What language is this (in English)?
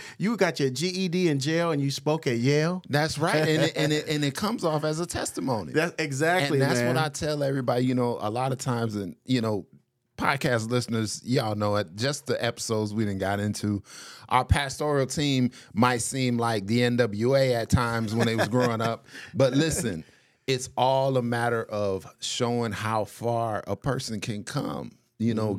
English